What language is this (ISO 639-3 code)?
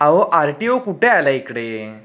mar